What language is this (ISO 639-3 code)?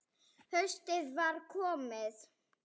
isl